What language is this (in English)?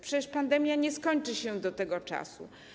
Polish